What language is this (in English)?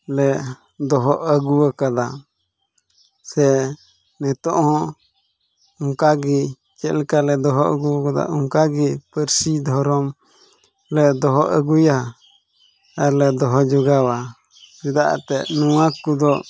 Santali